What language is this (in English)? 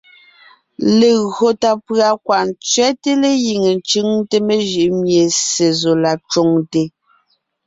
Ngiemboon